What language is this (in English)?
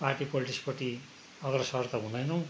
Nepali